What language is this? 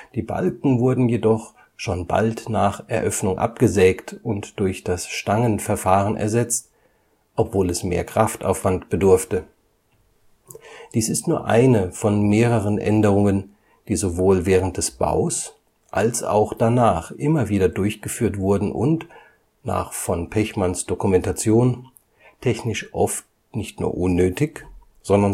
German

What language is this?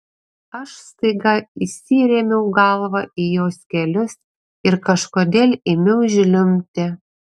Lithuanian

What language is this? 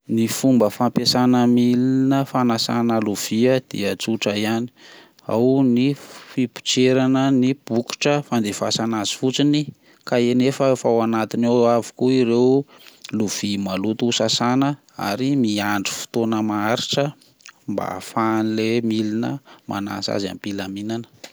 Malagasy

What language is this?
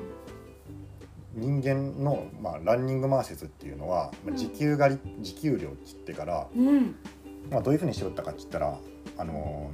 Japanese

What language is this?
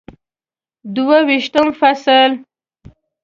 Pashto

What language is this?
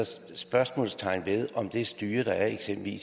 Danish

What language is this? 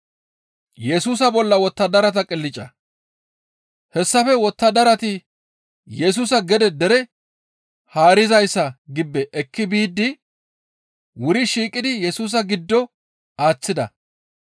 Gamo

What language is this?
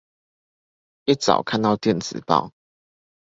Chinese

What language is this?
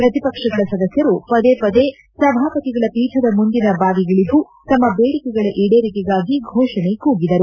Kannada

